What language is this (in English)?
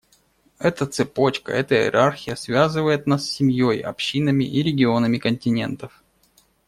Russian